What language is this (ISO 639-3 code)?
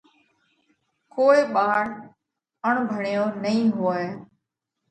kvx